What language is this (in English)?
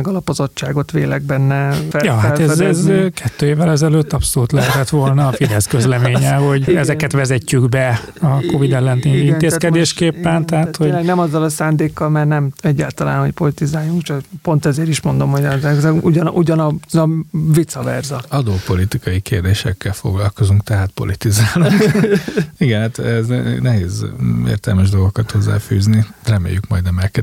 Hungarian